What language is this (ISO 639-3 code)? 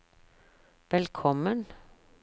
nor